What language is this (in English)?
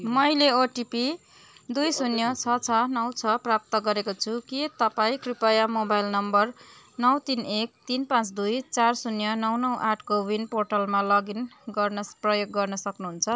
Nepali